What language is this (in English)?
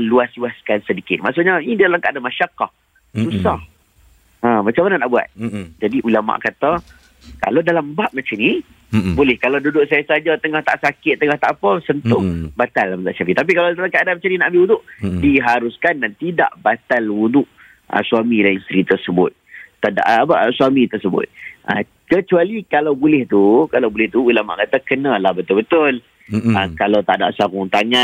Malay